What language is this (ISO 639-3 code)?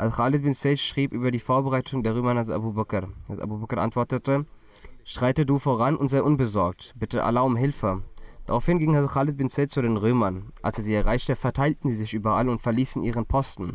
deu